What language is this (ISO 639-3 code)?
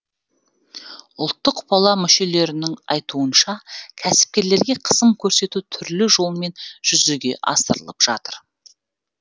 kaz